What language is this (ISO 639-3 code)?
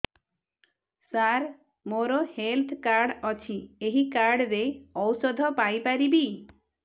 ori